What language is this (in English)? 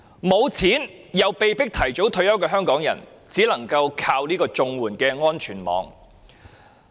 Cantonese